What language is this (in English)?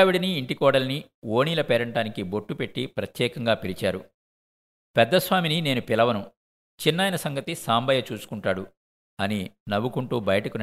Telugu